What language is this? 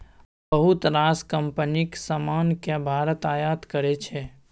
Maithili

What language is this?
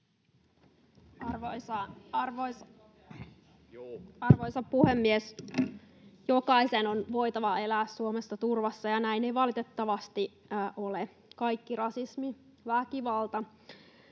Finnish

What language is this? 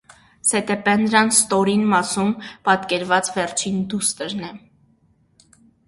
Armenian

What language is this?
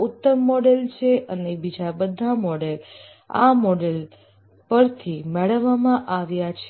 Gujarati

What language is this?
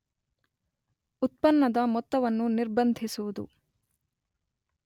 Kannada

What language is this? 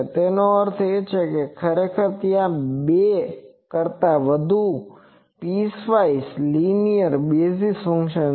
Gujarati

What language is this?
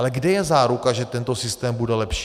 Czech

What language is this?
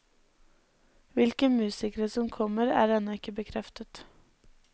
Norwegian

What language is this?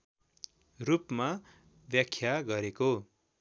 Nepali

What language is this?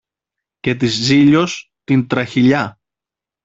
Greek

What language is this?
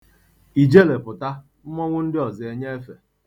Igbo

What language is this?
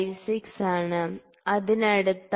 Malayalam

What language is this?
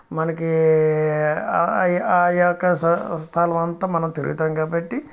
Telugu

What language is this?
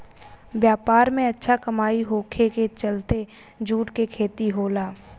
Bhojpuri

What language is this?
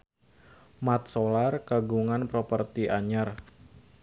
Sundanese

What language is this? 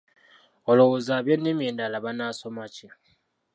Ganda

